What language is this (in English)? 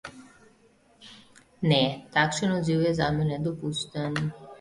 Slovenian